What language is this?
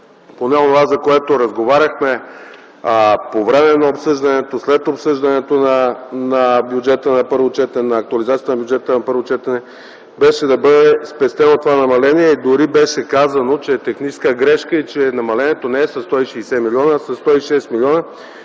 Bulgarian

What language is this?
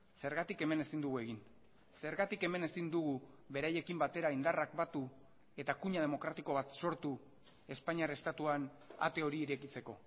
Basque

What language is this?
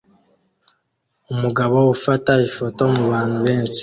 Kinyarwanda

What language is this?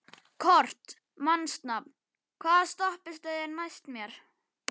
Icelandic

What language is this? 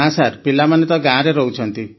Odia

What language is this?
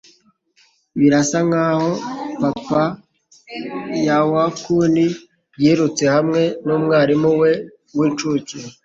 Kinyarwanda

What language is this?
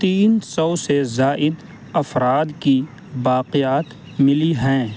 Urdu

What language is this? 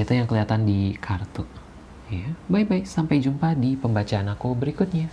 Indonesian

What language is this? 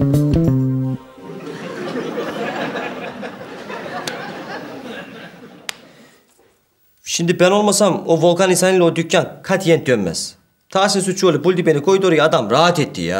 Turkish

